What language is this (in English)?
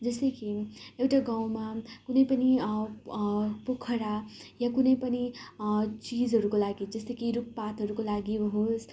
Nepali